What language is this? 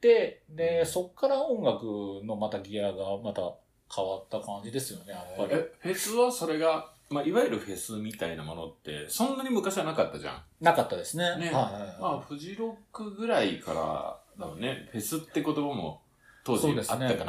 Japanese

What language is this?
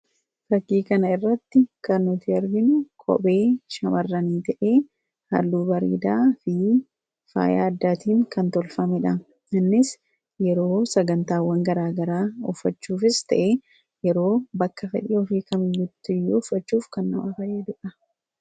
Oromo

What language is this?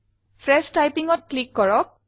Assamese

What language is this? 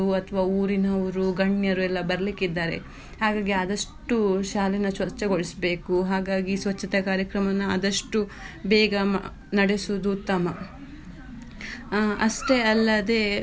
Kannada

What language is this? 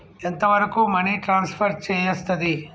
Telugu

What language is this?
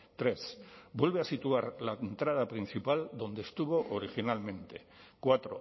Spanish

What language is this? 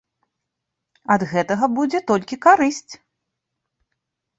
Belarusian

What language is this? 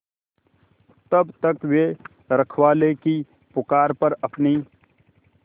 Hindi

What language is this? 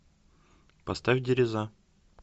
Russian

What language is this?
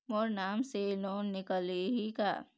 Chhattisgarhi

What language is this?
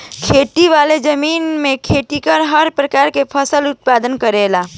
Bhojpuri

